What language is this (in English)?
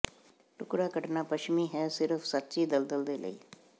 Punjabi